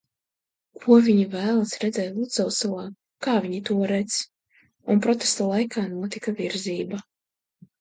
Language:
Latvian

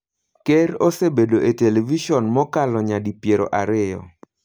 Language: Luo (Kenya and Tanzania)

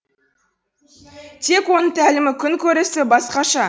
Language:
Kazakh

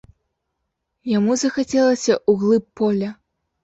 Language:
Belarusian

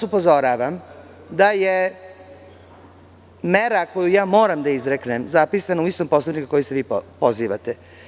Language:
Serbian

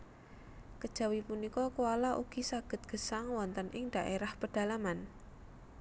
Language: Javanese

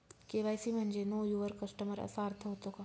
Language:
Marathi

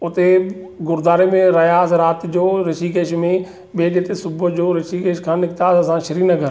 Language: Sindhi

